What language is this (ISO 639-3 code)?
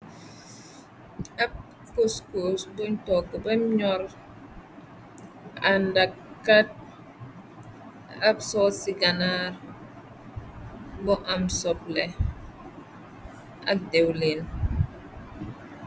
wol